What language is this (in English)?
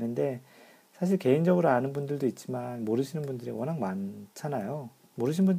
Korean